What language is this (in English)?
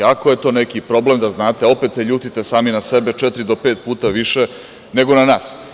Serbian